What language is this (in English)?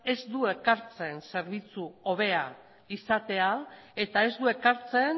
Basque